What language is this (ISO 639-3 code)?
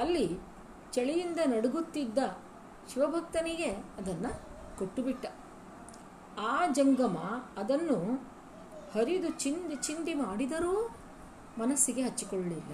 kan